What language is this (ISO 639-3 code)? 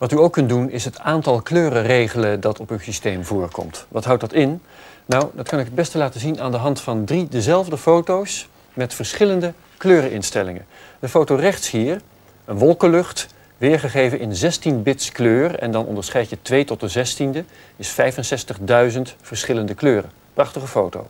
nld